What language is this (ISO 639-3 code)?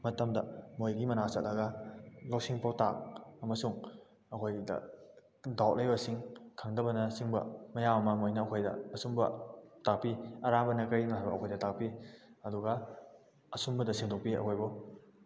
mni